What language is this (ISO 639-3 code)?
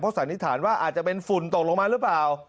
tha